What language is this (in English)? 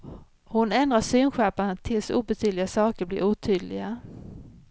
Swedish